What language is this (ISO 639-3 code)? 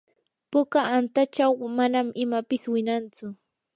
qur